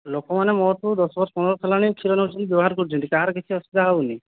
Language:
Odia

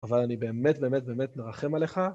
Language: Hebrew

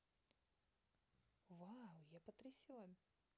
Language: Russian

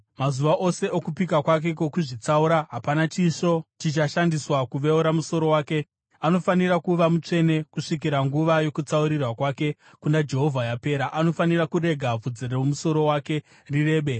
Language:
Shona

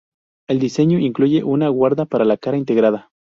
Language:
Spanish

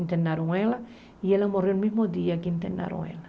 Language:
Portuguese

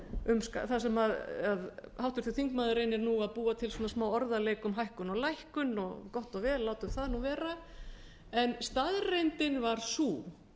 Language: Icelandic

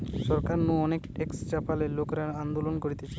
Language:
Bangla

